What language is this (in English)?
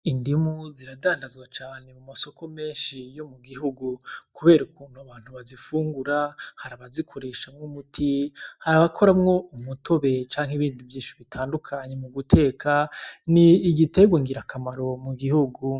Rundi